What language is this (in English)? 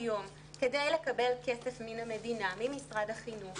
Hebrew